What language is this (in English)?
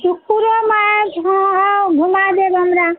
Maithili